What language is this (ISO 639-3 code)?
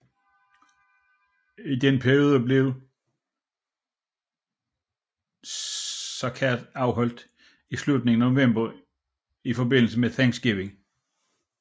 dan